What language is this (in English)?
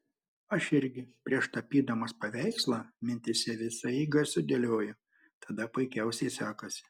Lithuanian